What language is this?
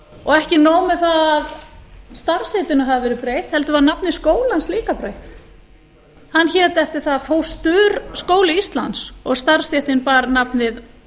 Icelandic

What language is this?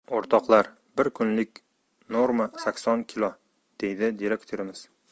Uzbek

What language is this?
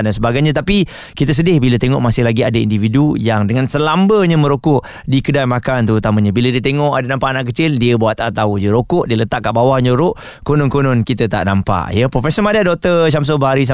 Malay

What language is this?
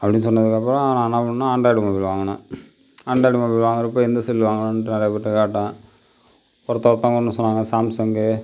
Tamil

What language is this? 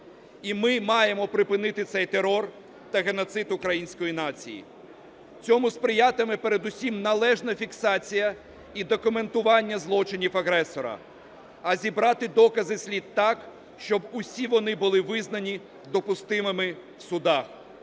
Ukrainian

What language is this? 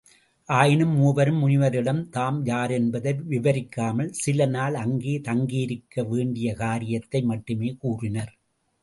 Tamil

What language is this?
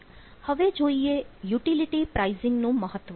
Gujarati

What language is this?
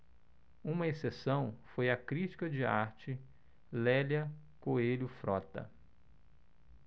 Portuguese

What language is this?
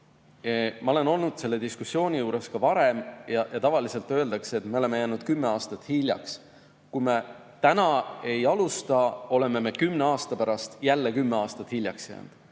Estonian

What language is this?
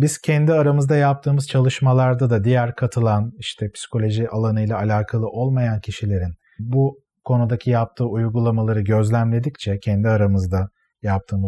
Turkish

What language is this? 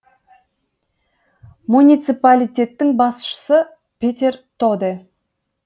Kazakh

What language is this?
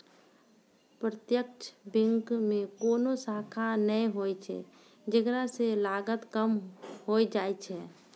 Maithili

